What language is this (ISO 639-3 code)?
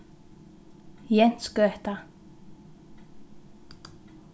fao